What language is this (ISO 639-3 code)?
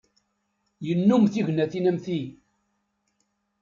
kab